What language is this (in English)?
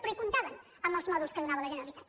Catalan